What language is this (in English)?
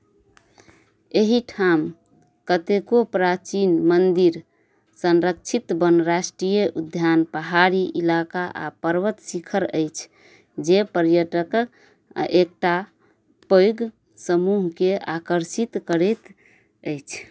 Maithili